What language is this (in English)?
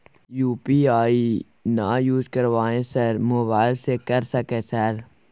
Maithili